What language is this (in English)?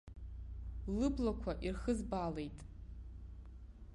Abkhazian